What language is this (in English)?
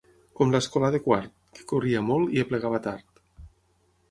Catalan